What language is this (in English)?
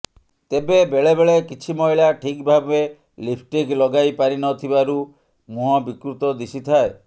Odia